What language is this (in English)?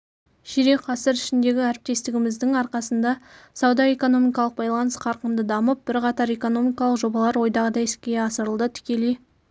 Kazakh